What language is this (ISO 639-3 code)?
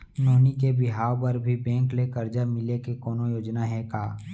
hne